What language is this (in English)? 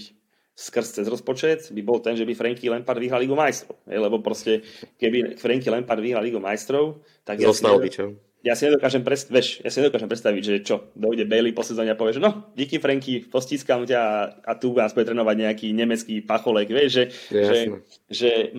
Slovak